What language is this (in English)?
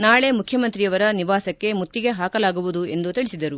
Kannada